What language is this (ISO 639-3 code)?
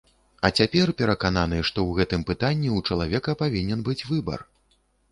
bel